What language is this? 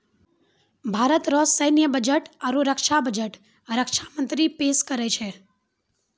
Maithili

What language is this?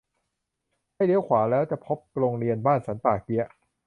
Thai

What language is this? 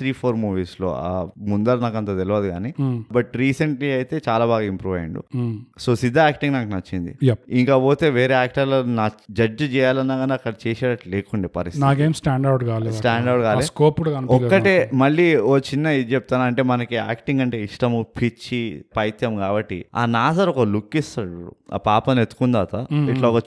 Telugu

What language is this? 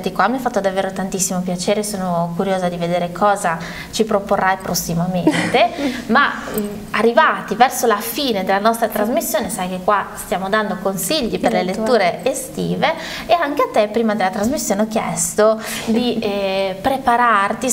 Italian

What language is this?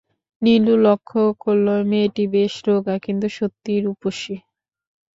Bangla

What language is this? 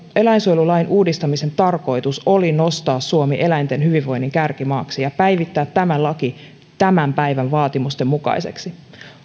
Finnish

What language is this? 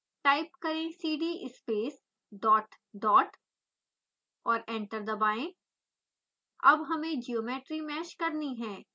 Hindi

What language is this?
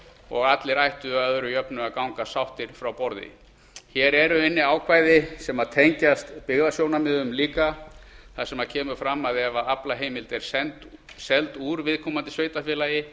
Icelandic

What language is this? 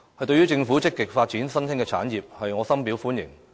Cantonese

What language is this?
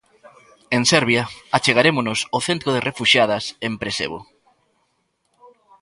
Galician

